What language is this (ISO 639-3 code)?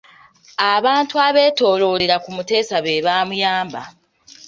lug